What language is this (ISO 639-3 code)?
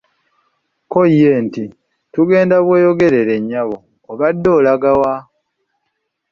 lug